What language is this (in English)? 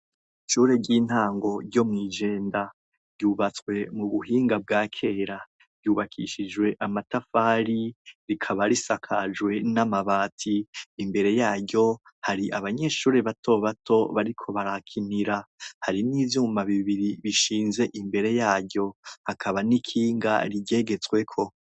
Rundi